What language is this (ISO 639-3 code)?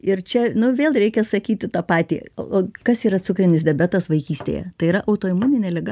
lit